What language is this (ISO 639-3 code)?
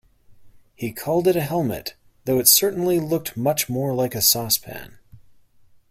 eng